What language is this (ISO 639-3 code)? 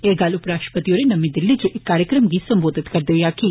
doi